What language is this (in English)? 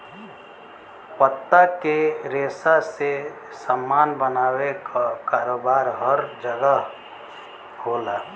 Bhojpuri